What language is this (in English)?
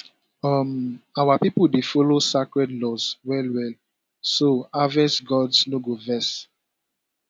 Nigerian Pidgin